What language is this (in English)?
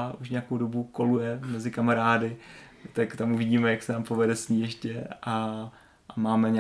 Czech